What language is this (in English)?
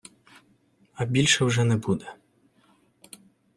Ukrainian